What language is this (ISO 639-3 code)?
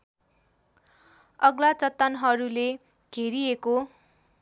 nep